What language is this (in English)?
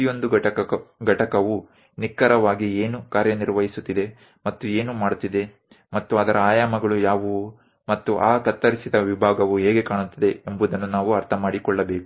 Kannada